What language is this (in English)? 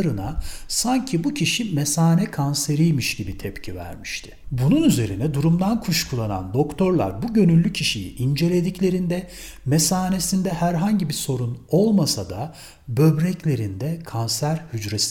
Turkish